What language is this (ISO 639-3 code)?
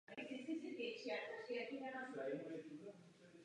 ces